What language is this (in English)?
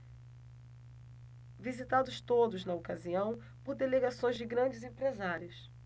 Portuguese